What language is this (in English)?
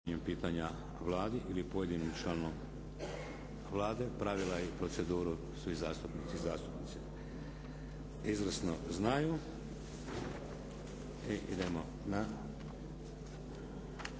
Croatian